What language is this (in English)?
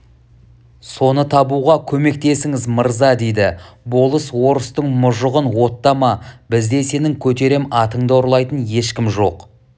Kazakh